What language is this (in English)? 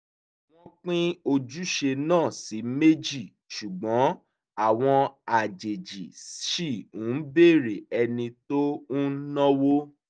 Yoruba